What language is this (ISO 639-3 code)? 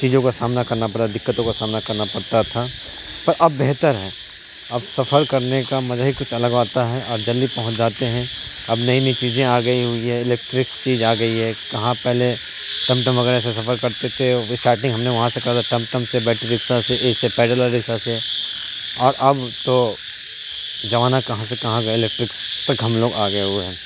urd